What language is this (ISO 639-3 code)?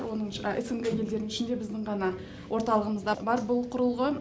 kaz